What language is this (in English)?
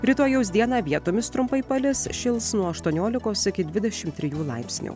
Lithuanian